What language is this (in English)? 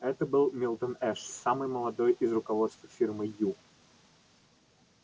Russian